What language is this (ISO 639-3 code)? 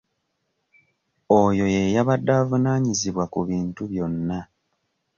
lug